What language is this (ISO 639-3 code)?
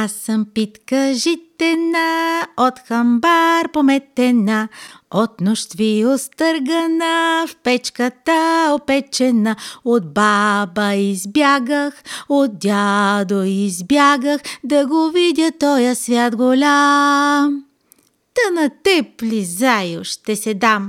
bul